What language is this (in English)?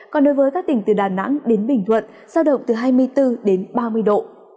Vietnamese